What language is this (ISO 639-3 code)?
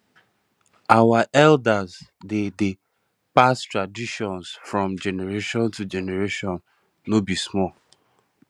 pcm